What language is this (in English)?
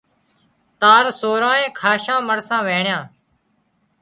Wadiyara Koli